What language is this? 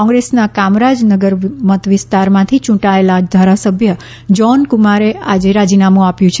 Gujarati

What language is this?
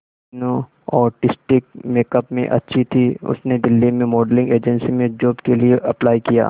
Hindi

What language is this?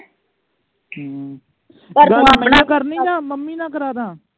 Punjabi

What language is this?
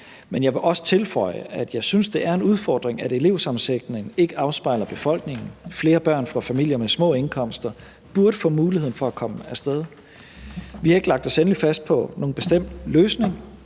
Danish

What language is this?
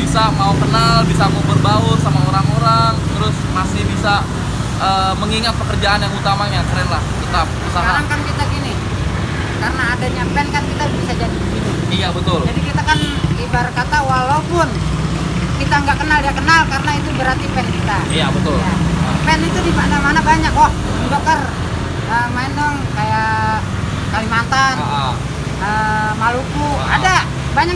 Indonesian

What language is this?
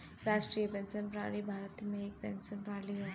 Bhojpuri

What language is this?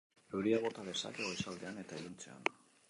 Basque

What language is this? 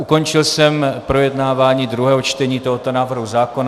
Czech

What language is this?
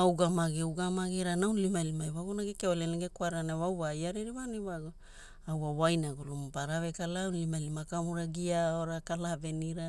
Hula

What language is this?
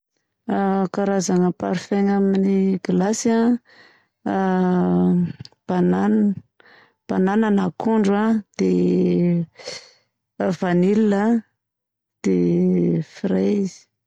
Southern Betsimisaraka Malagasy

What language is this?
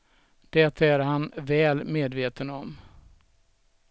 Swedish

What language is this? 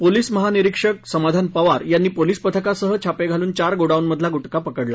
Marathi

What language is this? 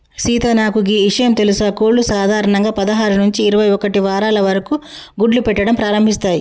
Telugu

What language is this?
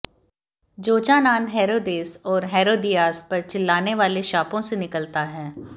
Hindi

